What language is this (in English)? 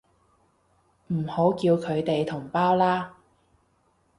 Cantonese